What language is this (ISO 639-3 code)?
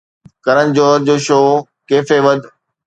snd